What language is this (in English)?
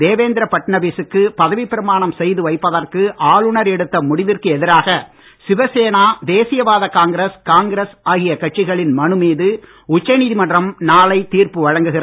Tamil